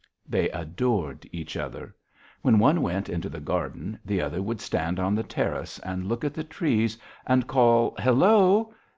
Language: English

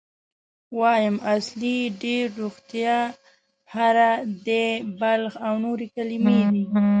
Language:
Pashto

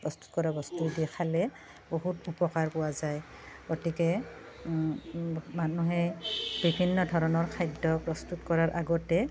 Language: Assamese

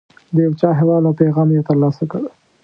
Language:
Pashto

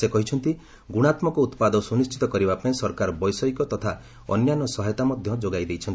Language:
Odia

